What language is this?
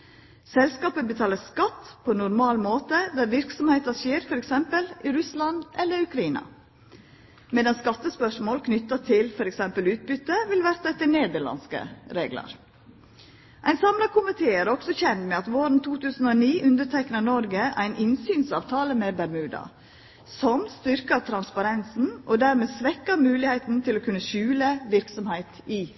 Norwegian Nynorsk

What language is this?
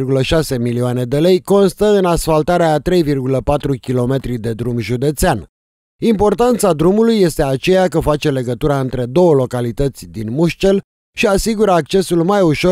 Romanian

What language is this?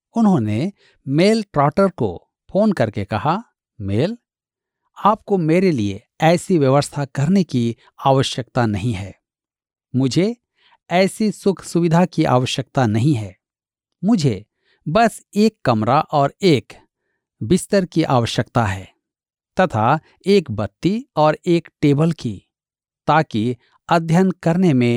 Hindi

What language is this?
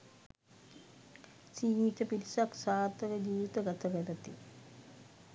Sinhala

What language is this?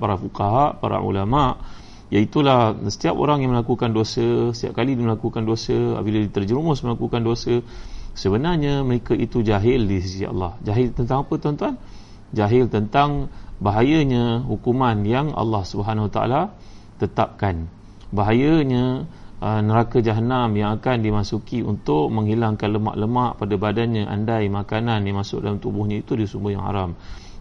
Malay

